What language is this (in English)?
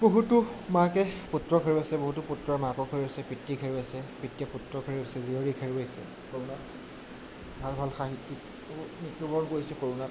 Assamese